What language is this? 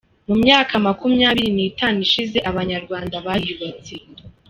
Kinyarwanda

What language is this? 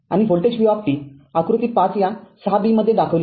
Marathi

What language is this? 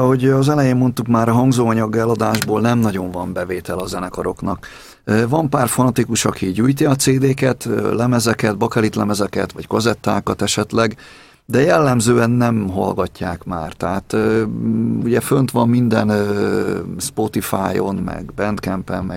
Hungarian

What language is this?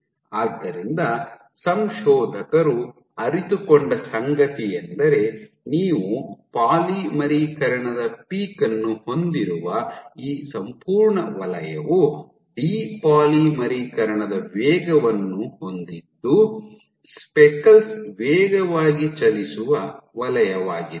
Kannada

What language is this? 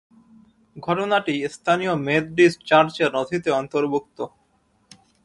Bangla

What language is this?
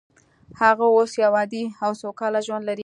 Pashto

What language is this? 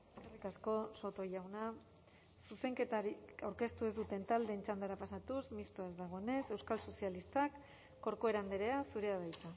Basque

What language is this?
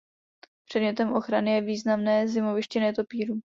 Czech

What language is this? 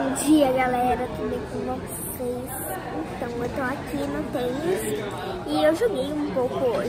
Portuguese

